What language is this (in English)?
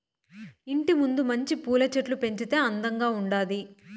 Telugu